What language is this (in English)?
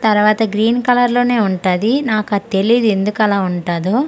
Telugu